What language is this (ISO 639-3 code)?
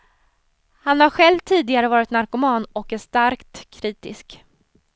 swe